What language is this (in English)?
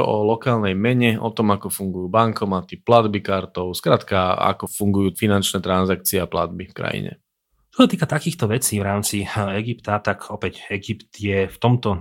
Slovak